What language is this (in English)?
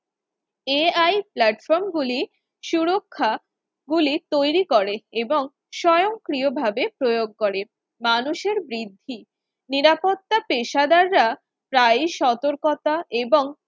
Bangla